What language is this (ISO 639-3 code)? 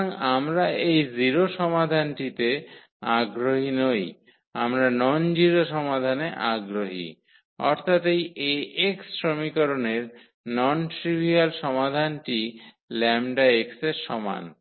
ben